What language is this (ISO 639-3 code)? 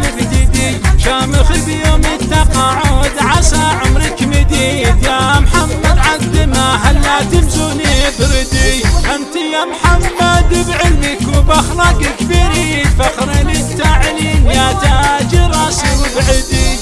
ara